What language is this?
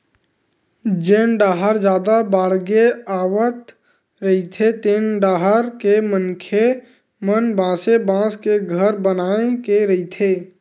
Chhattisgarhi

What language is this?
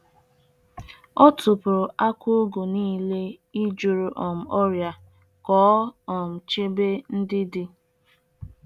Igbo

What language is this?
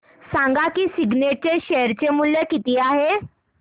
Marathi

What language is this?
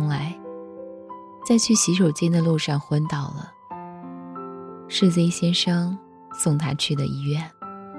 Chinese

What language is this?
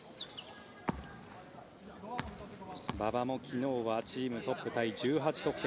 Japanese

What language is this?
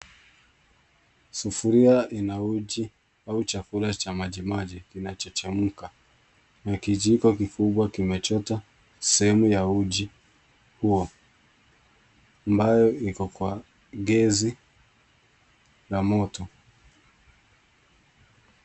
Swahili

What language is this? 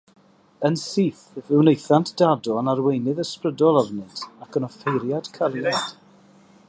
Welsh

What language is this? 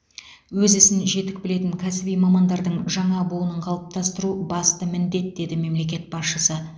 Kazakh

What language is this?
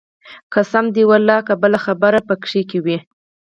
Pashto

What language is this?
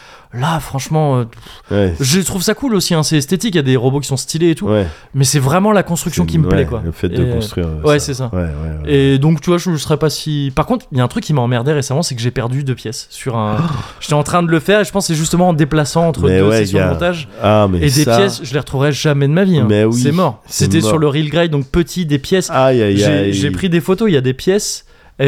French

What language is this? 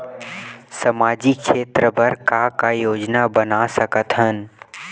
Chhattisgarhi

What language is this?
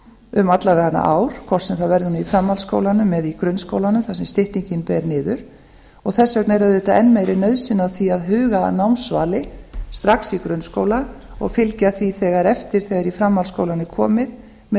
Icelandic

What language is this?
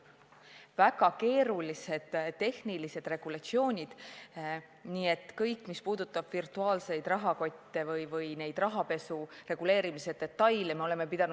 Estonian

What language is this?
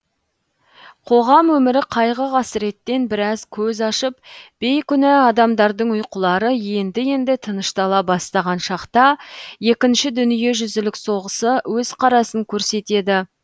Kazakh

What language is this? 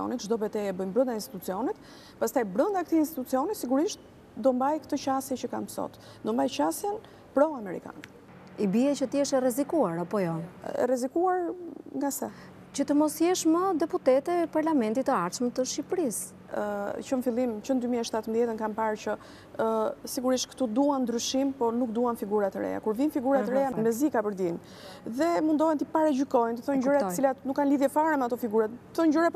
Romanian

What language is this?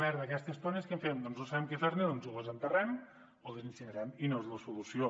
Catalan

